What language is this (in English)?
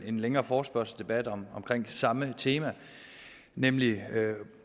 Danish